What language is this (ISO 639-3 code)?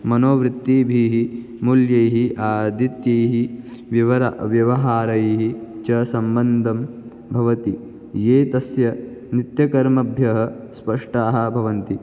san